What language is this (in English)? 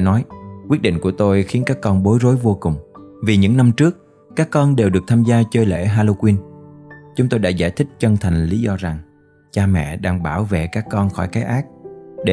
Vietnamese